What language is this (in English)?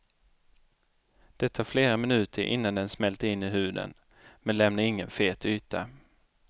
Swedish